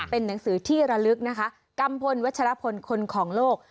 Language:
Thai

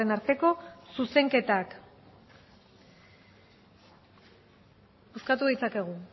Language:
Basque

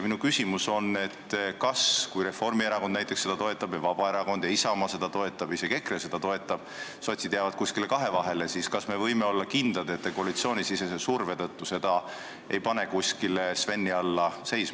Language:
Estonian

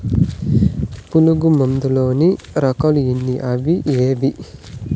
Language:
Telugu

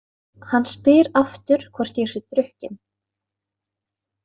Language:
Icelandic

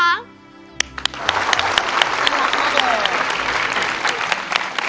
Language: Thai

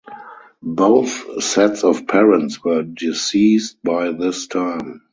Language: English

